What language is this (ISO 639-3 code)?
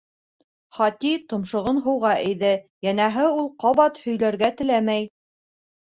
bak